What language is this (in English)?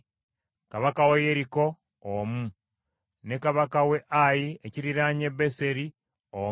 Ganda